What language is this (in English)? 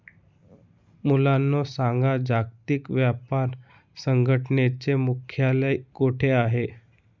Marathi